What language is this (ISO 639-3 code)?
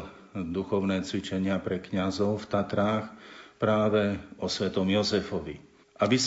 slk